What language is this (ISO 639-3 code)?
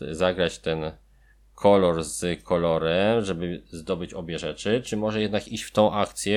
pol